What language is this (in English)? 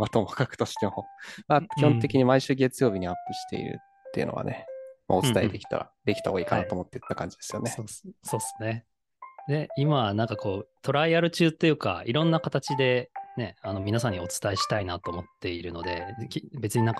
Japanese